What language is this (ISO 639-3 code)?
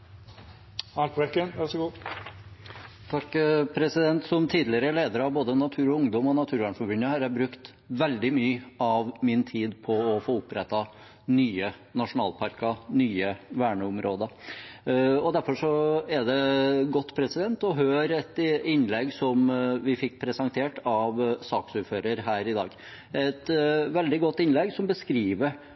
nor